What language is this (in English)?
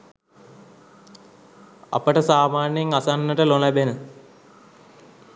Sinhala